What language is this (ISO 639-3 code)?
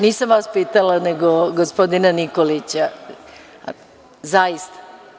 srp